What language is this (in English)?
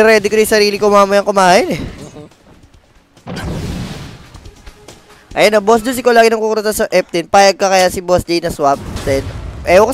Filipino